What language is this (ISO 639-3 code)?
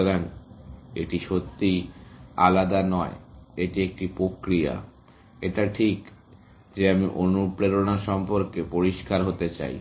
ben